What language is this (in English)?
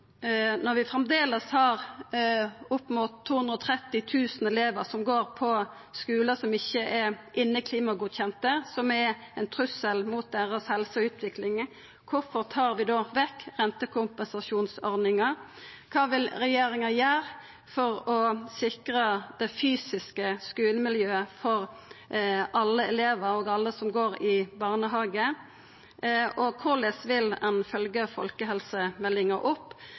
Norwegian Nynorsk